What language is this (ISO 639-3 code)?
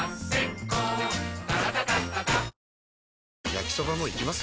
jpn